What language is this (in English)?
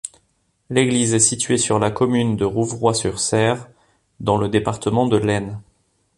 French